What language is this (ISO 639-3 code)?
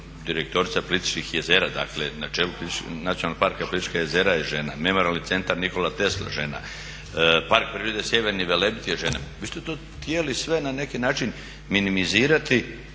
hrv